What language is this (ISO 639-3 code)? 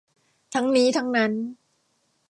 tha